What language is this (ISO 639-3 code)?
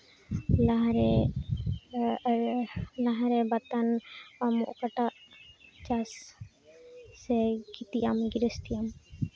sat